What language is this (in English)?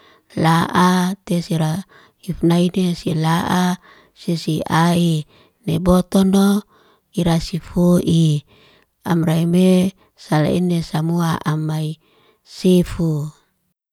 Liana-Seti